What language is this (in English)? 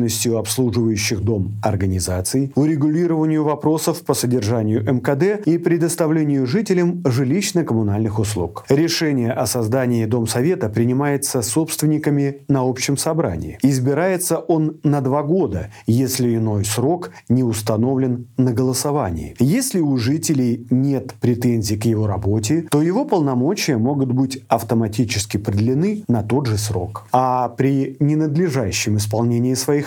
Russian